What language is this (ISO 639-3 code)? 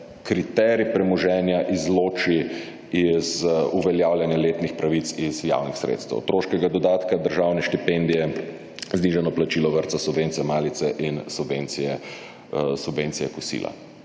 slv